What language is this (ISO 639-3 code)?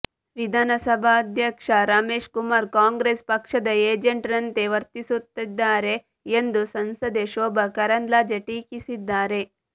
kan